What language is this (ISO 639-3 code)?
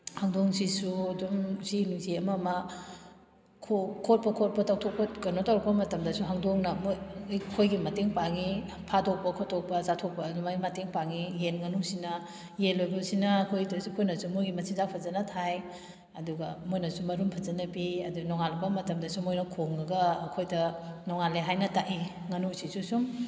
mni